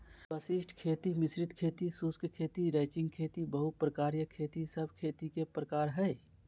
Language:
Magahi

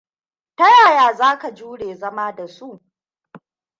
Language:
Hausa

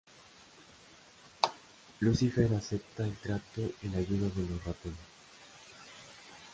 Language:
Spanish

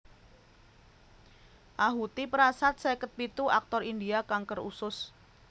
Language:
Javanese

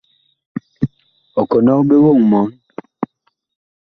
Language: Bakoko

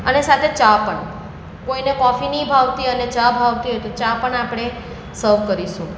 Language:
Gujarati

